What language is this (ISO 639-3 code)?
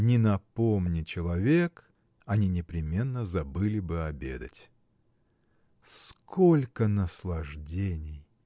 rus